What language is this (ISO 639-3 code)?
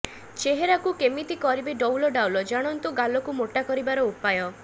ori